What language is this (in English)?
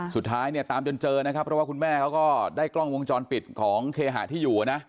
Thai